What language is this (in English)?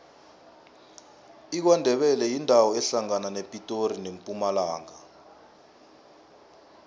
South Ndebele